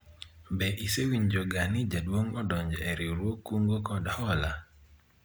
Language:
Luo (Kenya and Tanzania)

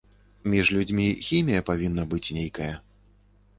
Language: Belarusian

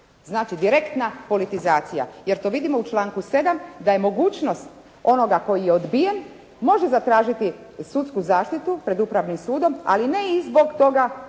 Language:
Croatian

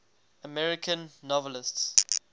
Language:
English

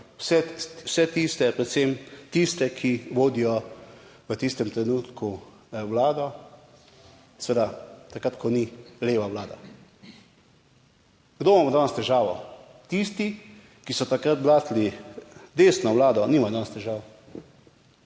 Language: Slovenian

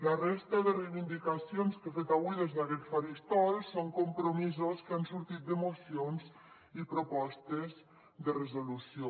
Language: Catalan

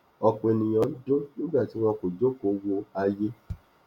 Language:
Yoruba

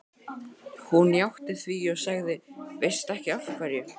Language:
Icelandic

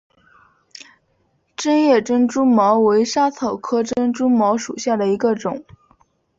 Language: Chinese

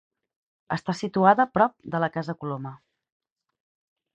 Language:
Catalan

